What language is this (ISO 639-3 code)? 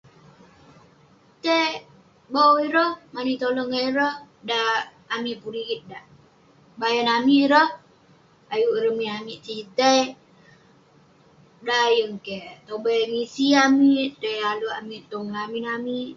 pne